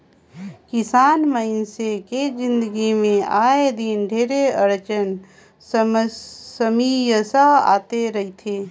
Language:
Chhattisgarhi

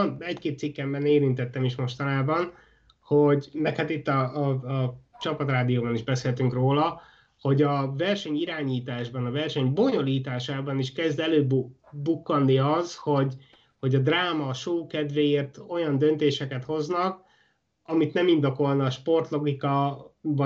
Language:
Hungarian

